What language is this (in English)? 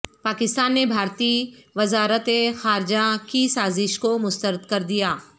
Urdu